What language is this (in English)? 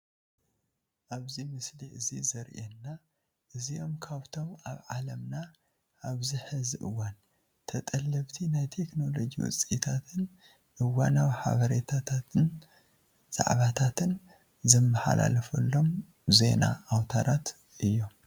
Tigrinya